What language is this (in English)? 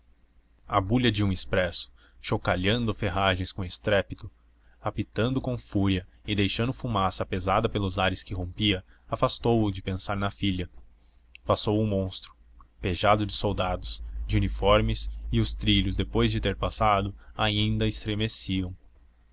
Portuguese